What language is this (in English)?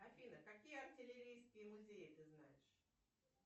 Russian